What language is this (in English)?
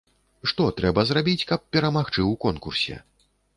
Belarusian